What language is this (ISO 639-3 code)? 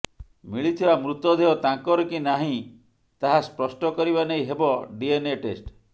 ori